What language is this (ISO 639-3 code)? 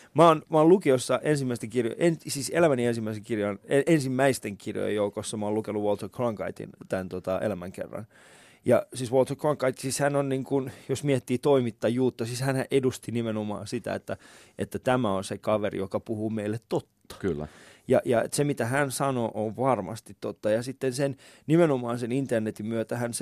fin